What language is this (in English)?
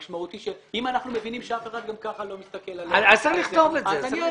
Hebrew